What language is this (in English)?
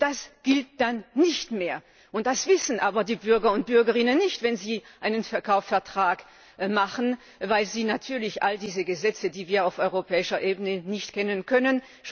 German